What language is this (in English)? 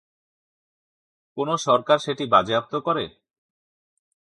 Bangla